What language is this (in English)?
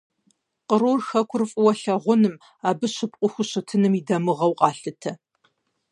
Kabardian